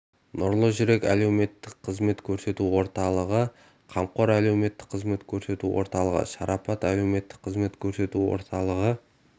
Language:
Kazakh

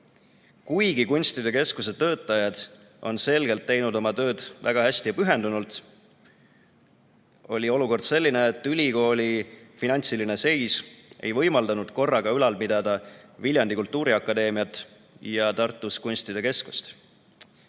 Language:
Estonian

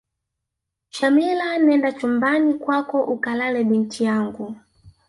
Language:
Swahili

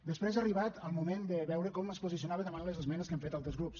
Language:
Catalan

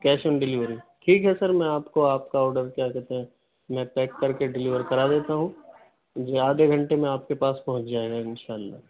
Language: Urdu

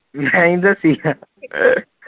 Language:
Punjabi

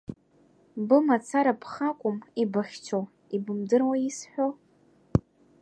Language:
Abkhazian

